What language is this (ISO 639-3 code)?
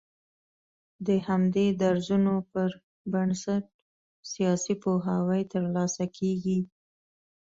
pus